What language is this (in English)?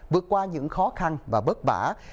Vietnamese